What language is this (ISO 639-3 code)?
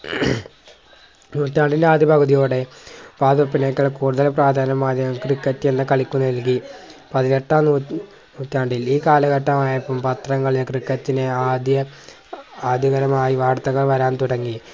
mal